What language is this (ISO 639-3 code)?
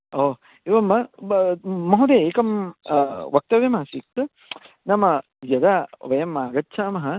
san